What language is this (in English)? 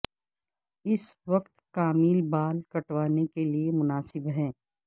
Urdu